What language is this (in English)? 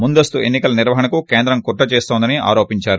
Telugu